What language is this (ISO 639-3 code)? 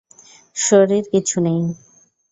ben